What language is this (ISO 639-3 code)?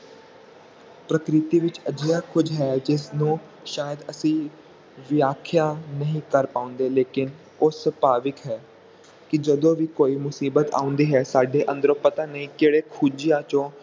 pan